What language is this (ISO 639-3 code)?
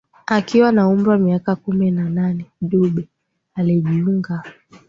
swa